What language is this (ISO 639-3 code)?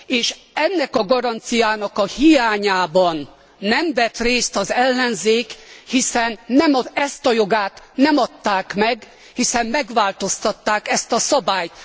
hun